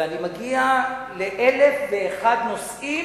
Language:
Hebrew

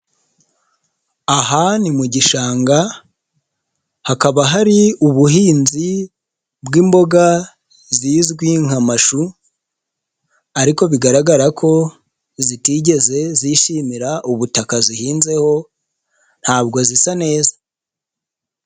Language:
Kinyarwanda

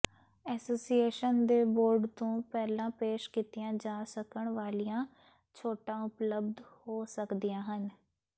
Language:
Punjabi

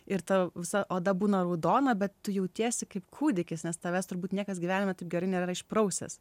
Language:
Lithuanian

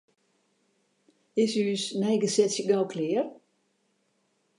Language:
Western Frisian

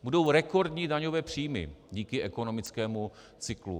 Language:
Czech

